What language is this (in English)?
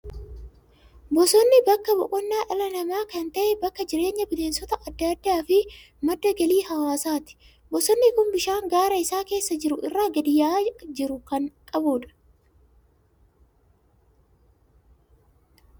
Oromo